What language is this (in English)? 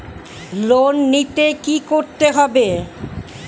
Bangla